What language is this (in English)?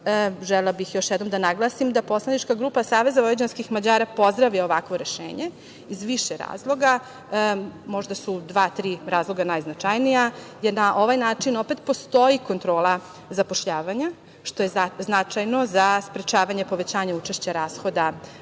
Serbian